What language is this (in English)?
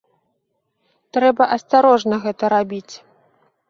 Belarusian